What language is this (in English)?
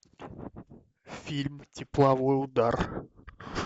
Russian